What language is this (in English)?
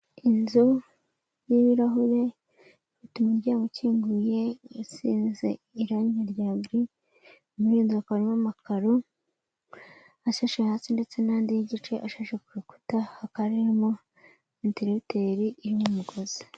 Kinyarwanda